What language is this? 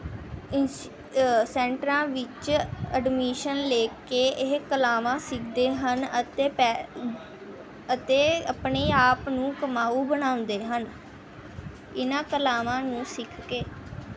Punjabi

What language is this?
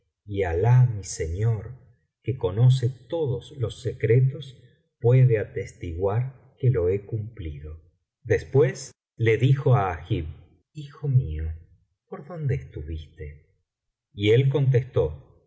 Spanish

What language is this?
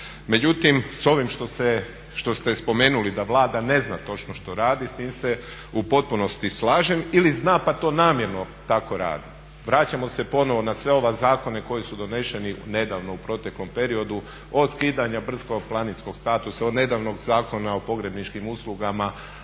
Croatian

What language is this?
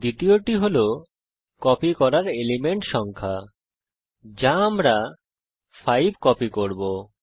Bangla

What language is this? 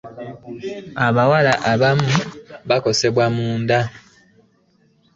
Ganda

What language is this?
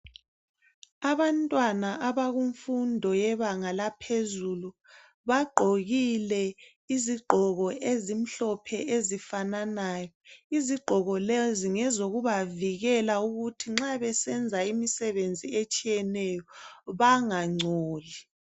North Ndebele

